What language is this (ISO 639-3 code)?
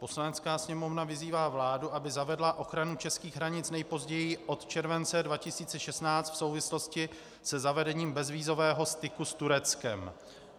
ces